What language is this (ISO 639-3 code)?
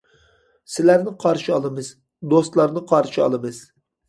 uig